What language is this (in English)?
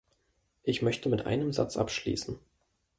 German